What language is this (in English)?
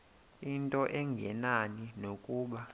Xhosa